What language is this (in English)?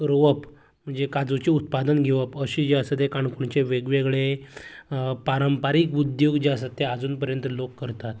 Konkani